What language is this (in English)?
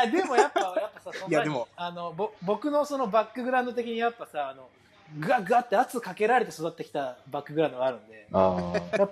Japanese